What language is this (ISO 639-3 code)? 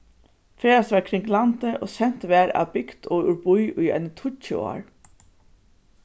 fao